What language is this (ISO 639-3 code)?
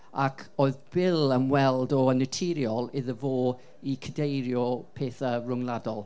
cym